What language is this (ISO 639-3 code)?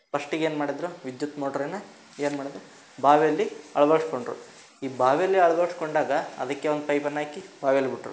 kan